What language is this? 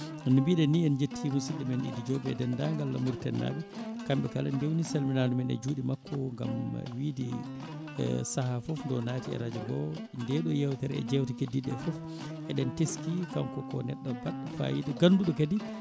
Fula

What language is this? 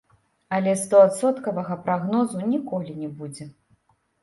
Belarusian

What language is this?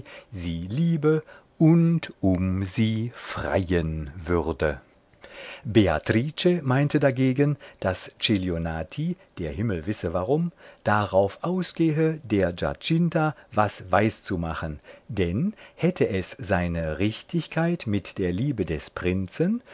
German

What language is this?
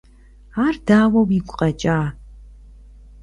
Kabardian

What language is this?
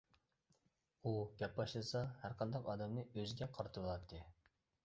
Uyghur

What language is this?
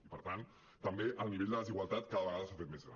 Catalan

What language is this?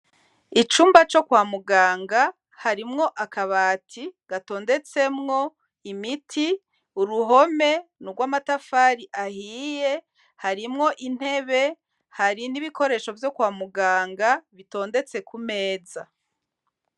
Rundi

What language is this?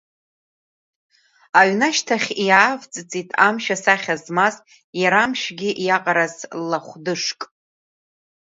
Abkhazian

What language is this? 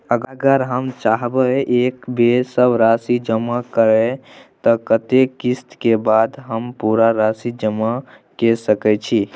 Maithili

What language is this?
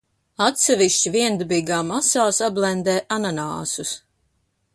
Latvian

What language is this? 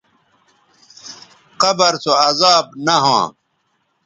Bateri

